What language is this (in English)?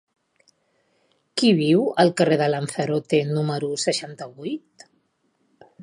Catalan